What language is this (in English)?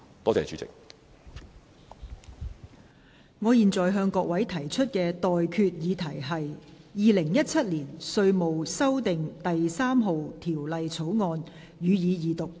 Cantonese